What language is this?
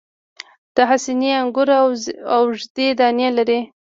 Pashto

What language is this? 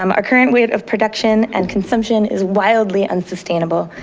English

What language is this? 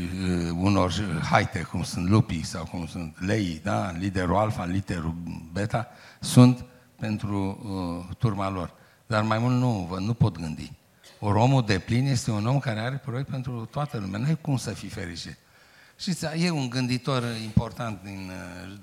Romanian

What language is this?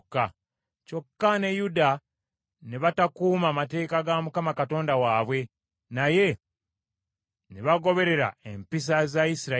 Ganda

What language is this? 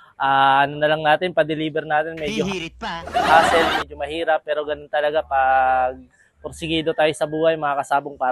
Filipino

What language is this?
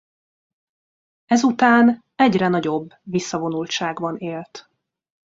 Hungarian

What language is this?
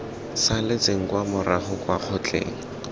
Tswana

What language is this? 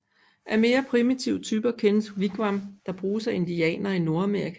Danish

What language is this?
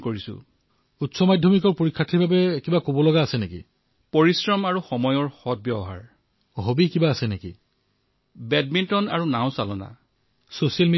Assamese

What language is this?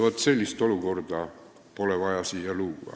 Estonian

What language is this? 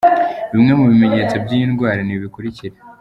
Kinyarwanda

